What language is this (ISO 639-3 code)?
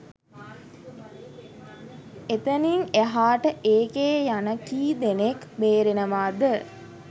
sin